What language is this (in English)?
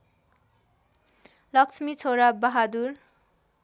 Nepali